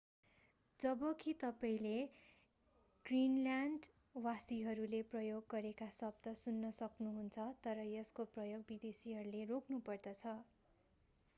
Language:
Nepali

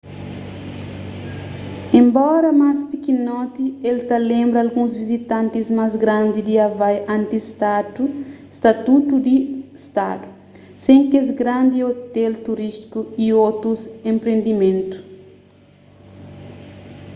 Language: Kabuverdianu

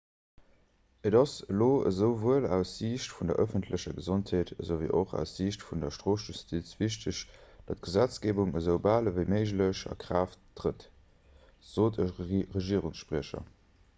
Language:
Luxembourgish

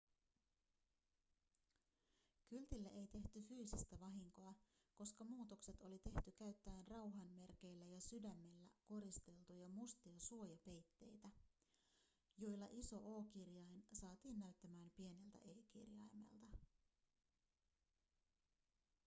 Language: Finnish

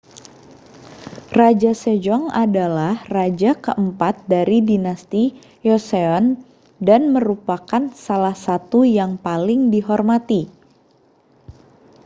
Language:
Indonesian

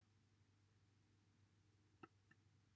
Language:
Welsh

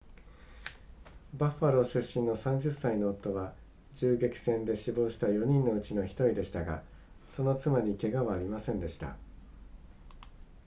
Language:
Japanese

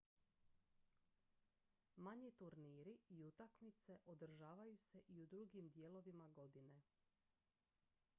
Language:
Croatian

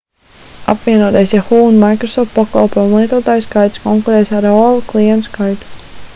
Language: Latvian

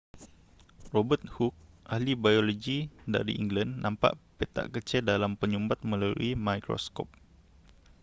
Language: Malay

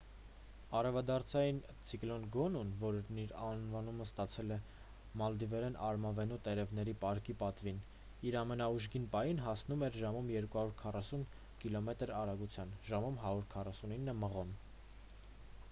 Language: Armenian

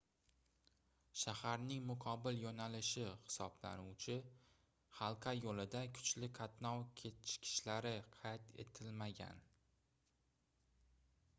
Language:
Uzbek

